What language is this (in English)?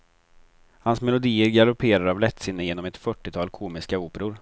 Swedish